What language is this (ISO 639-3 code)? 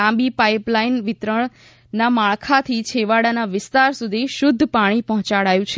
guj